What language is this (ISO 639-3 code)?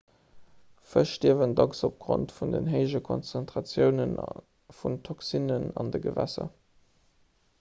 ltz